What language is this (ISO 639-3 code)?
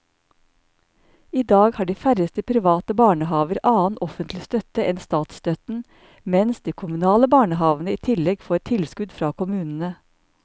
nor